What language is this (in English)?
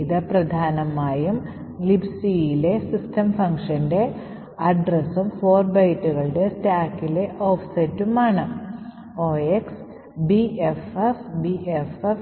Malayalam